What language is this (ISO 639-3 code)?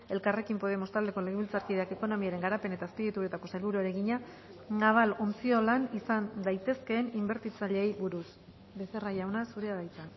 eus